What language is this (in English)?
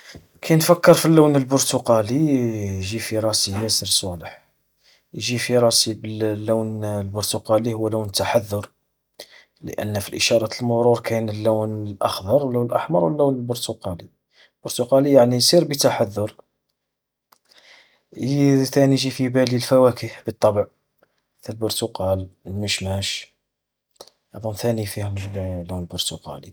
Algerian Arabic